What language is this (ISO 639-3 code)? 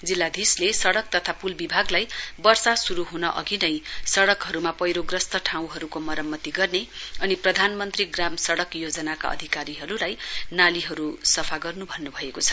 nep